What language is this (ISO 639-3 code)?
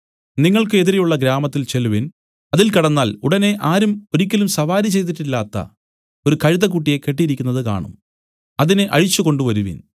mal